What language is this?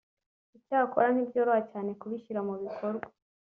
Kinyarwanda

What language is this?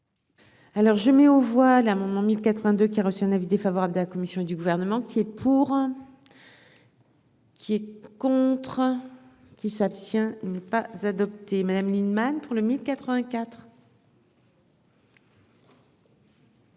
French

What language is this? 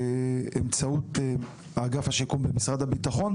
Hebrew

